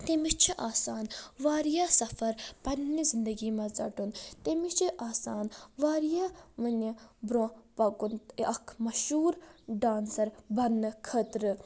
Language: Kashmiri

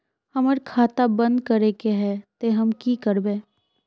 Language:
Magahi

